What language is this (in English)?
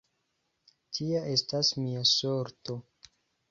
Esperanto